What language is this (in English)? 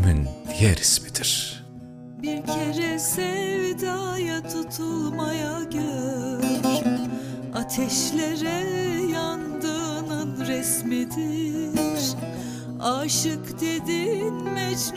Turkish